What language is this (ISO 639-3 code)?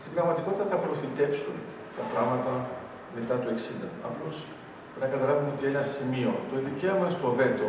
ell